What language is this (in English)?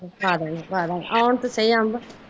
Punjabi